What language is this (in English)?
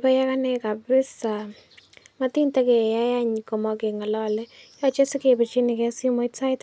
Kalenjin